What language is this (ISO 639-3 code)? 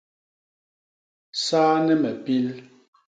bas